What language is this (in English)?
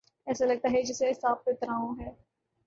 Urdu